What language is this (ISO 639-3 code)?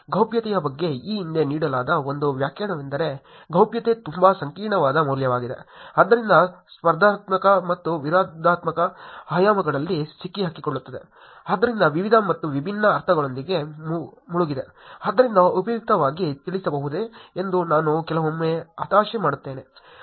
kan